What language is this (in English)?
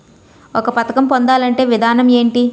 Telugu